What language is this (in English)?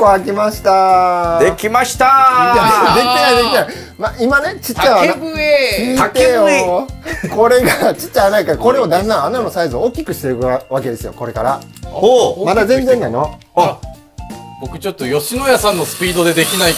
Japanese